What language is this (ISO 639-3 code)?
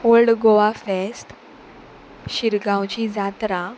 kok